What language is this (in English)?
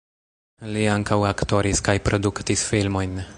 Esperanto